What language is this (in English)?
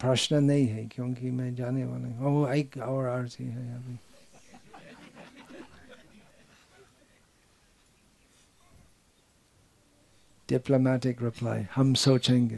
Hindi